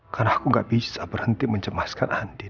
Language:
Indonesian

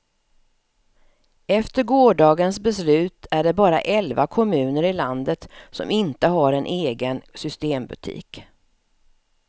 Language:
Swedish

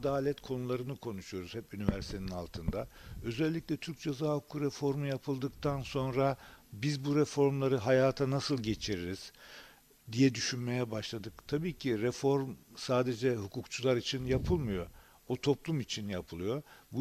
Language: Turkish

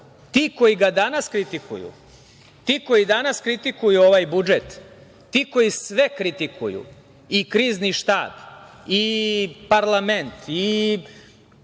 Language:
Serbian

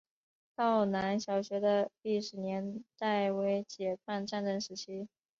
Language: Chinese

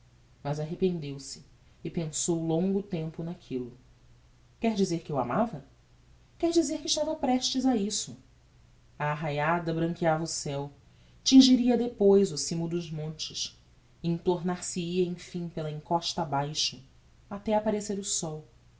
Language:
Portuguese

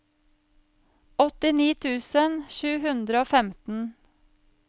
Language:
Norwegian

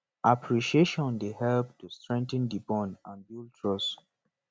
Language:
Nigerian Pidgin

